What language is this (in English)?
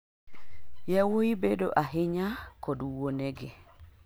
Luo (Kenya and Tanzania)